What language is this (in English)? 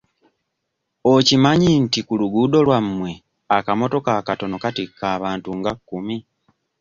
Ganda